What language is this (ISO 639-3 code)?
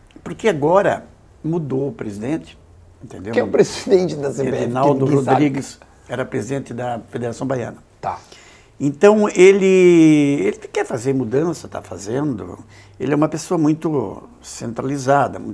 por